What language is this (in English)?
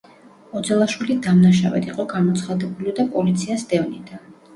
Georgian